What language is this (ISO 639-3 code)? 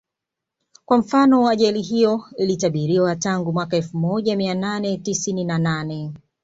swa